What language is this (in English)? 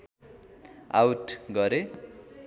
Nepali